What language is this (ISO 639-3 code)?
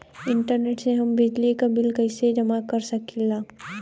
bho